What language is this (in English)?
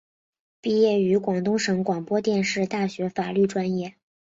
Chinese